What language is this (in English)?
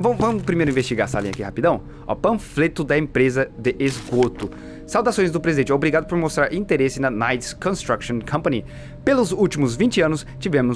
Portuguese